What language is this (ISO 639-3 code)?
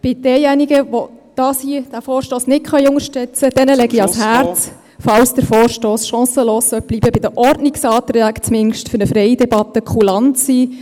gsw